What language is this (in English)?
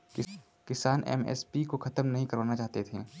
Hindi